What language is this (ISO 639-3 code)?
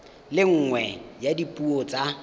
tsn